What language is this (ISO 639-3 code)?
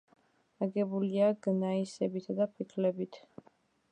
kat